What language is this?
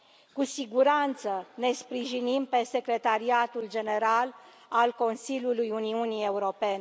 Romanian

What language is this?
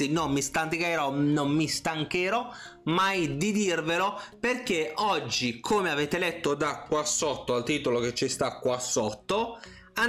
Italian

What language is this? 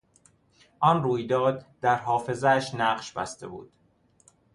Persian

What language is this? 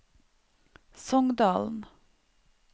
Norwegian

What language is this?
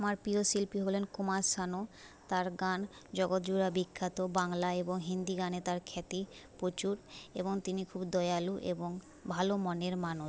Bangla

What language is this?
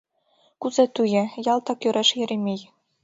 Mari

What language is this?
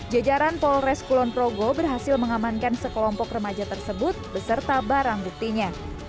Indonesian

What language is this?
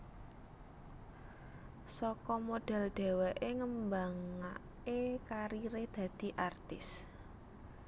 Javanese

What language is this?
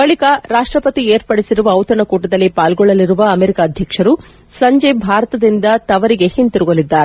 Kannada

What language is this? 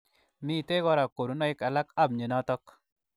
Kalenjin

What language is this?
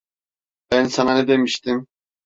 Turkish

